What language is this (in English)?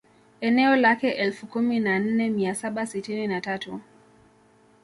Swahili